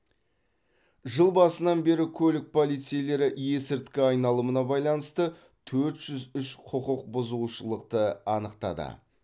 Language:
Kazakh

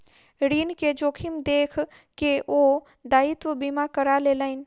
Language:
Maithili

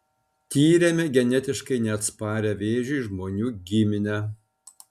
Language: Lithuanian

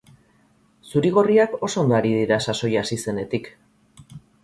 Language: Basque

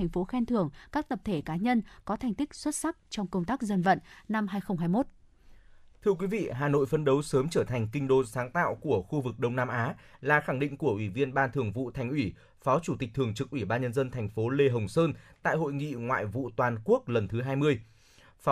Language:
Vietnamese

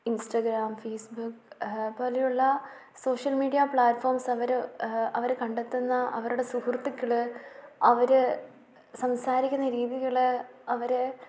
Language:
Malayalam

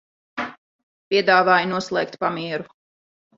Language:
Latvian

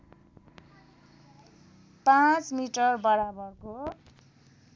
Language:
Nepali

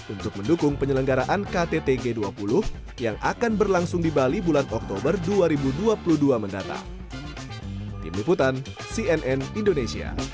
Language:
Indonesian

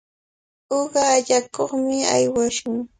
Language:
Cajatambo North Lima Quechua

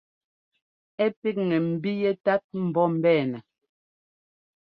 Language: Ngomba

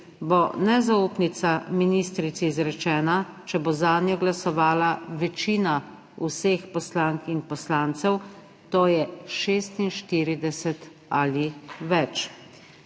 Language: Slovenian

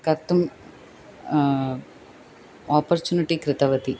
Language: Sanskrit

